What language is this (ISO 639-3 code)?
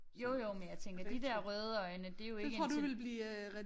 dan